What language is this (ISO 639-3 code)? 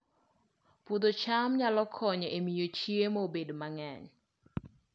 luo